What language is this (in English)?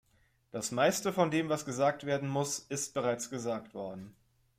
German